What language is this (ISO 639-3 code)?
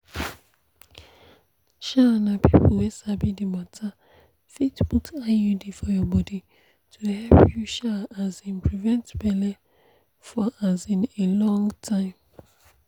pcm